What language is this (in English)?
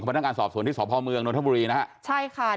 Thai